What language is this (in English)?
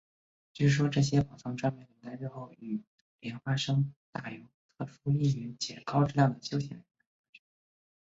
Chinese